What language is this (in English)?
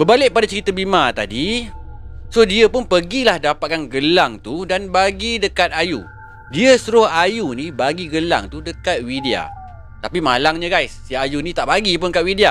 Malay